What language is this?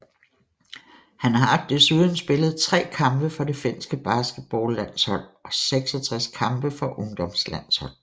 Danish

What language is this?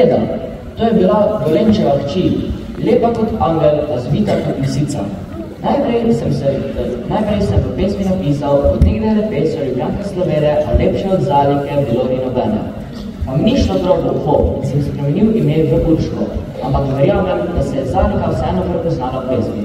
Romanian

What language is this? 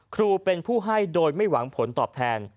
Thai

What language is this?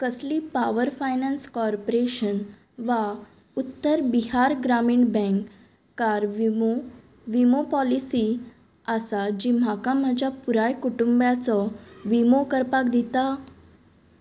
Konkani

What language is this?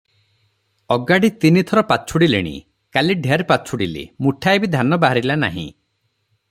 Odia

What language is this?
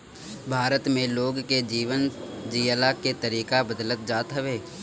Bhojpuri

